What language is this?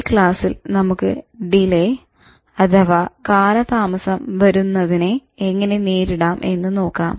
Malayalam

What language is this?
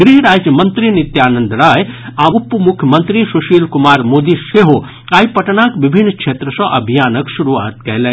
Maithili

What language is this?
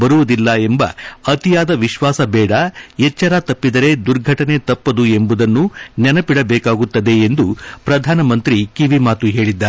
Kannada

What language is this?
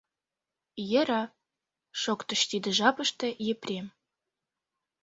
Mari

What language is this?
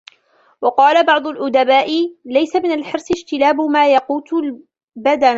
Arabic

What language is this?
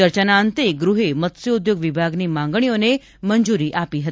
Gujarati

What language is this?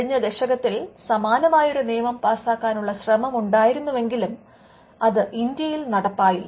Malayalam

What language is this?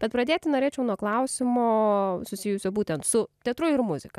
Lithuanian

